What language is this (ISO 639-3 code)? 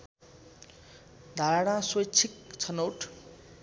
nep